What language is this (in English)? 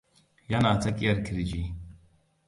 Hausa